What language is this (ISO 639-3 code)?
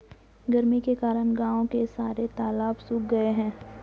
hin